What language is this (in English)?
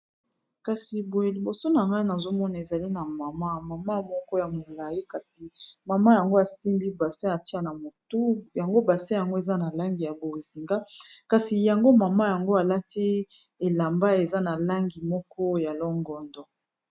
Lingala